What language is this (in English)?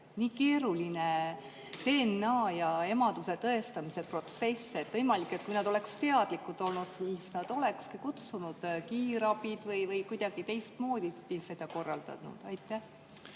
Estonian